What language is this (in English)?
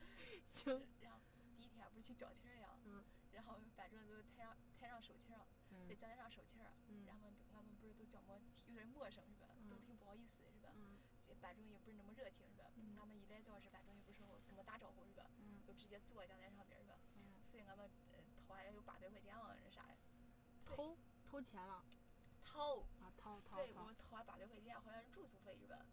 Chinese